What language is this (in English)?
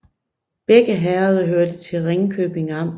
Danish